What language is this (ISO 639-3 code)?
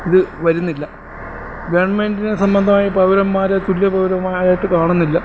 mal